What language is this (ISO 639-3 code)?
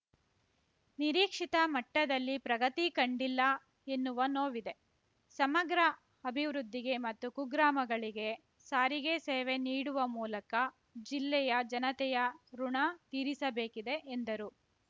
kan